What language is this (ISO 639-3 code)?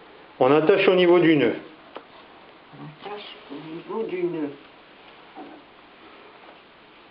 fra